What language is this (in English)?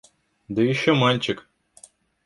Russian